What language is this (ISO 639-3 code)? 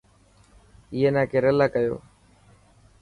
mki